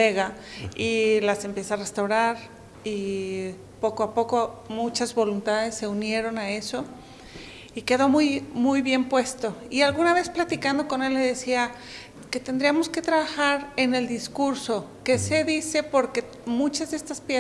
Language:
Spanish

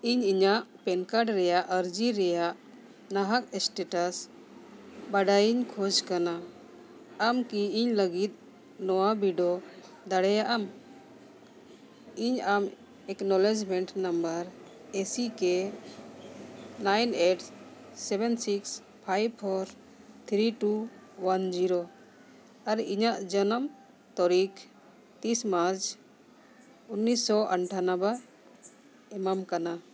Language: Santali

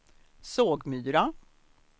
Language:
Swedish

